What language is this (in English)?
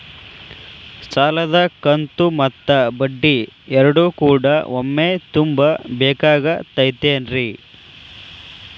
Kannada